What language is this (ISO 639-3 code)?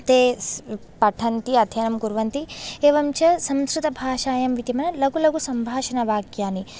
san